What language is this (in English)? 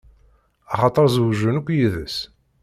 Kabyle